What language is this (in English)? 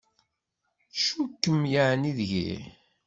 Kabyle